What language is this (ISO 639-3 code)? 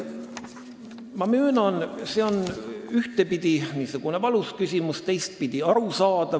est